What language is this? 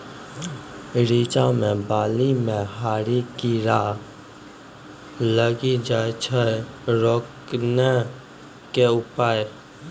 Maithili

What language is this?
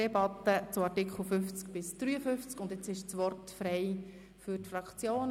Swiss German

